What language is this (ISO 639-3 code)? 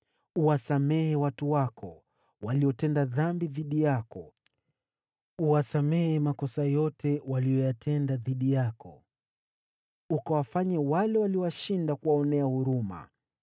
swa